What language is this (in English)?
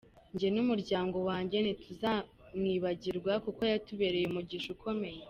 Kinyarwanda